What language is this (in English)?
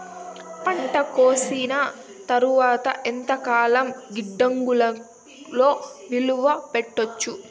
Telugu